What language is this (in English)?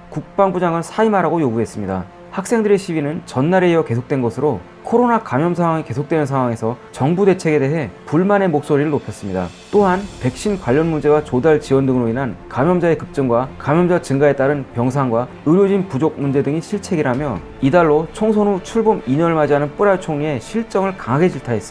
Korean